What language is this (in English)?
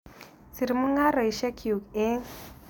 Kalenjin